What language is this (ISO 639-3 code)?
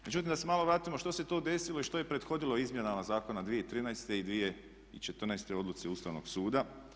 hrv